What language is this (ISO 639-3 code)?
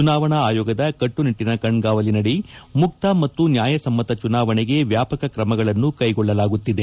kan